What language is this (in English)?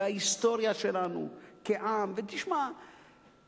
Hebrew